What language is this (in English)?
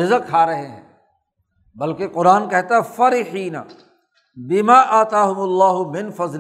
Urdu